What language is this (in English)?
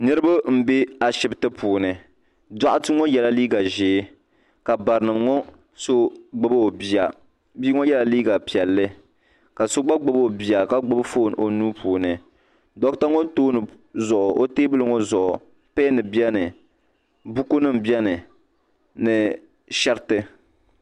Dagbani